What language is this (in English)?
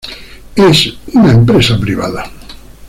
Spanish